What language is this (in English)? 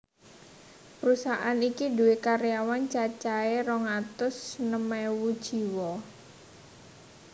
Javanese